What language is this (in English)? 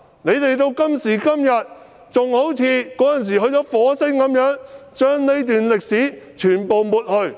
Cantonese